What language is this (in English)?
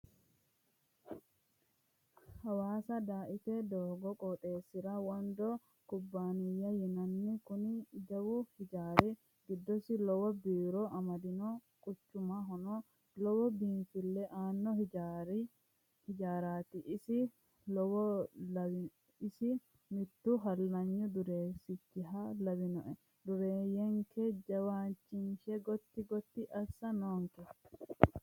Sidamo